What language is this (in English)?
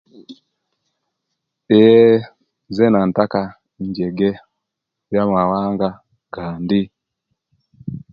Kenyi